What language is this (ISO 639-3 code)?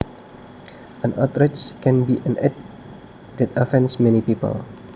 jav